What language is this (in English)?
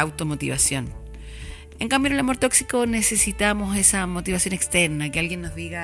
Spanish